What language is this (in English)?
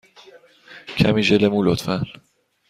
Persian